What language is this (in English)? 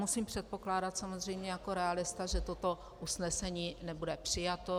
Czech